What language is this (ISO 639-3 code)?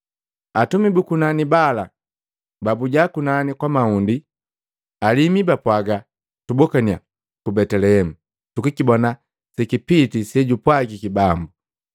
mgv